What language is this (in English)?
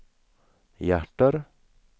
Swedish